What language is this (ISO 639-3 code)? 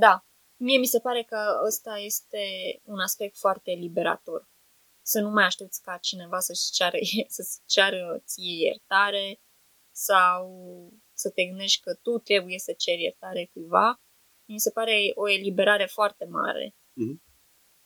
ron